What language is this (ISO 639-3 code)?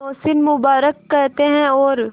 hin